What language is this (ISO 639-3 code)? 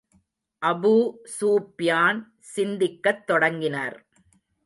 tam